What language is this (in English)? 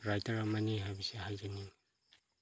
Manipuri